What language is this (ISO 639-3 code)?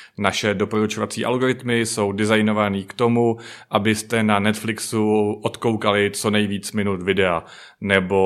ces